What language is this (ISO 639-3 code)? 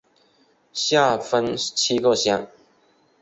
zho